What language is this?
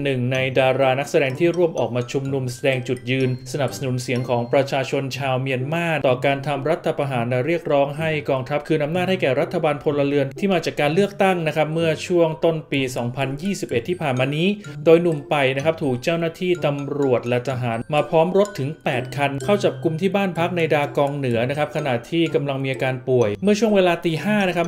Thai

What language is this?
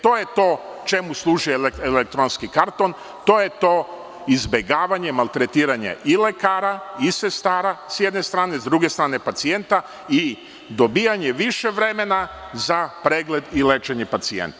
Serbian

